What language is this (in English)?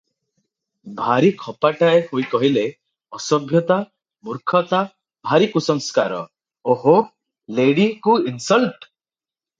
Odia